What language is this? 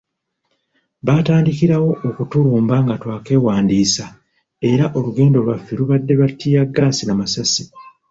Ganda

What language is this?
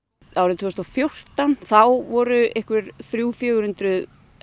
Icelandic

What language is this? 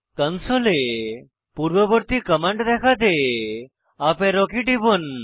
Bangla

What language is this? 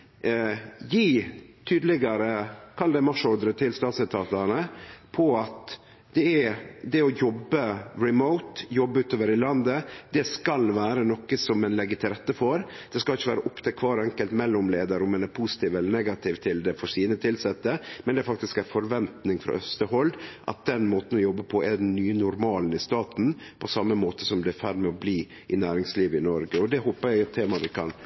Norwegian Nynorsk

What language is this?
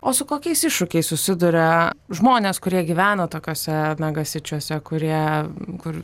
Lithuanian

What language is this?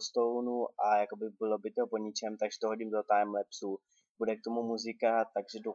Czech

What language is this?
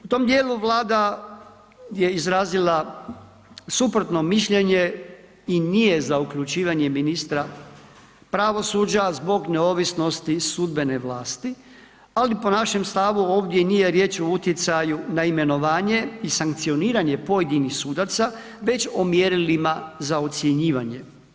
Croatian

